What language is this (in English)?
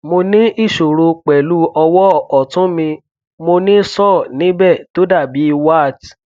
Yoruba